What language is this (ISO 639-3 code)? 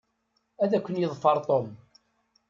kab